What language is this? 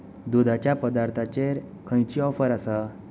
Konkani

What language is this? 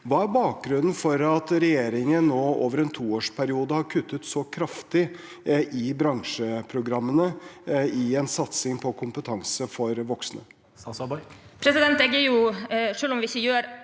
Norwegian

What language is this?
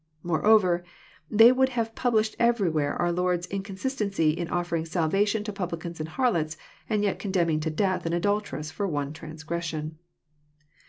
English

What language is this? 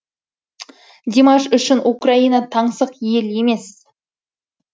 Kazakh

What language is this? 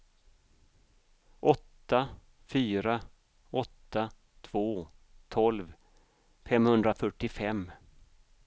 Swedish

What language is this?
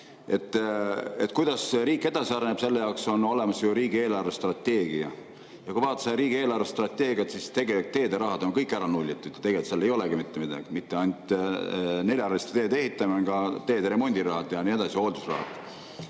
Estonian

